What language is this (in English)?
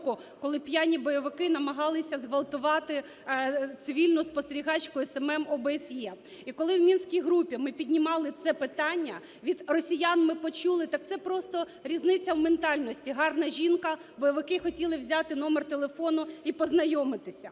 Ukrainian